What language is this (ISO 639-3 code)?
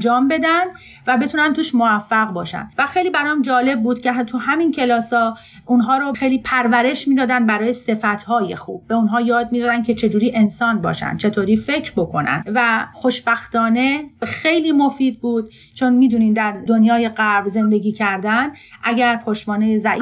fas